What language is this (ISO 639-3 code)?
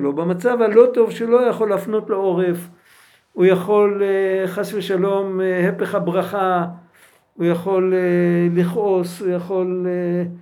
heb